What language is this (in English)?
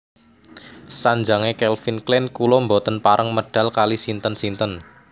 Javanese